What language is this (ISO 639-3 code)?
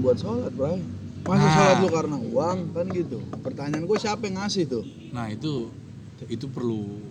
ind